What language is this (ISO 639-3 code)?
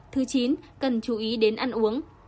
vie